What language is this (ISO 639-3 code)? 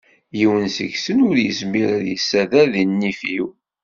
kab